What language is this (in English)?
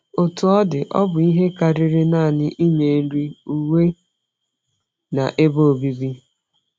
Igbo